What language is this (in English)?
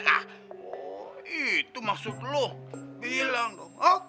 Indonesian